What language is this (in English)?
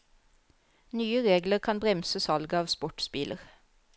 Norwegian